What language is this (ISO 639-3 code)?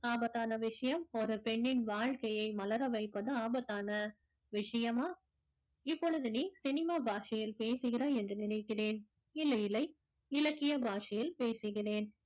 tam